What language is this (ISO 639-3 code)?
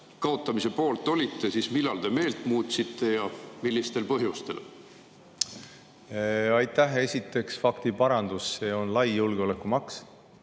est